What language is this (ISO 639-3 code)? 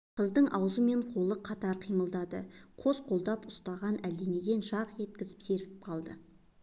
kaz